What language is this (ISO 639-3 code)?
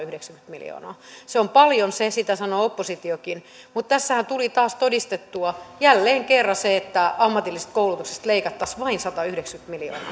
fin